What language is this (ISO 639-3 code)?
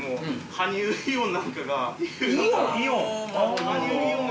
jpn